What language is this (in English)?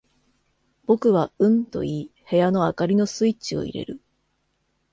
Japanese